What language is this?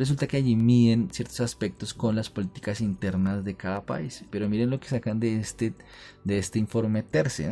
Spanish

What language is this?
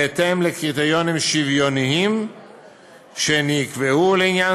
Hebrew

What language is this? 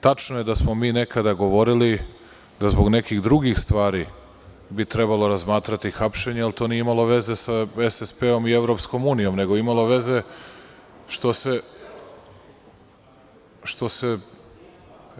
Serbian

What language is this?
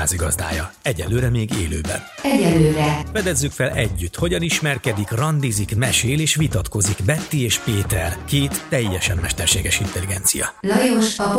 Hungarian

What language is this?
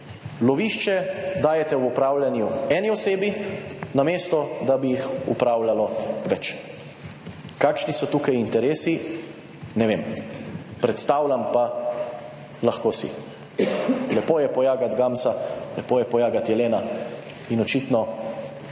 Slovenian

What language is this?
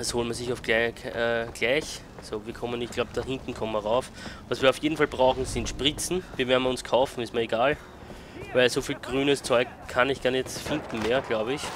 German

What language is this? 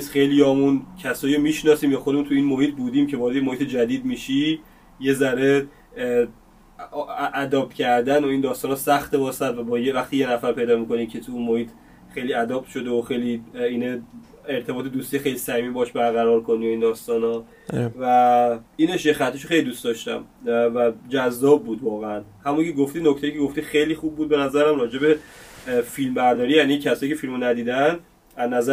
Persian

